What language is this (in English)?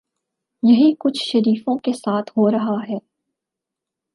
Urdu